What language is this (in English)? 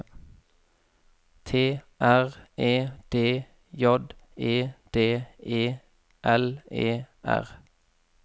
Norwegian